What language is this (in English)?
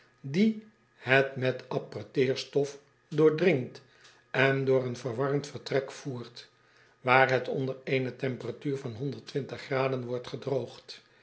Dutch